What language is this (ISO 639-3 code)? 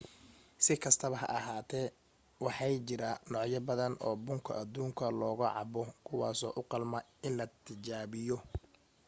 som